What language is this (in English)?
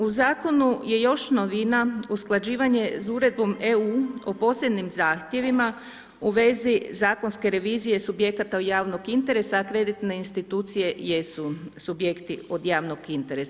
Croatian